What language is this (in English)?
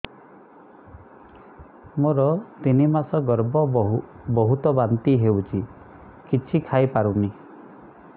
Odia